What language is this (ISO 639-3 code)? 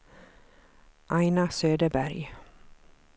swe